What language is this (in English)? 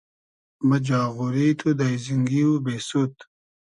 Hazaragi